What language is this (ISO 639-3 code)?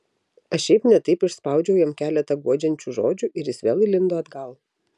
lit